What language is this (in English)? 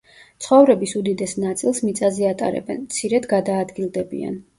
Georgian